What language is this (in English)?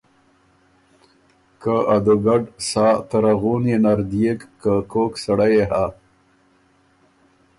Ormuri